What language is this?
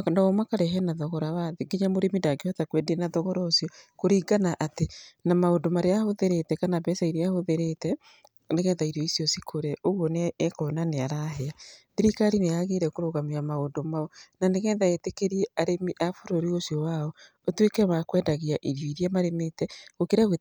Kikuyu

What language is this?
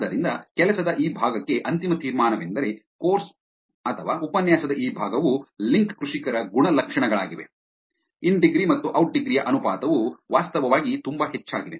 Kannada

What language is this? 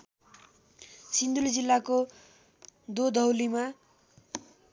Nepali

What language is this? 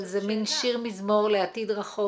Hebrew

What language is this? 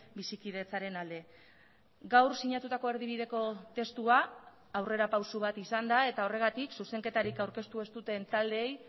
Basque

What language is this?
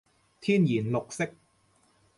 Cantonese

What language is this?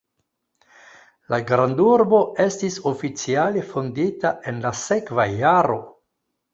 Esperanto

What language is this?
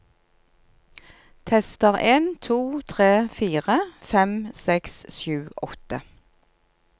Norwegian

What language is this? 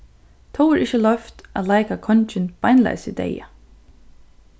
Faroese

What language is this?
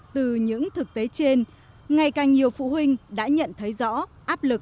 Vietnamese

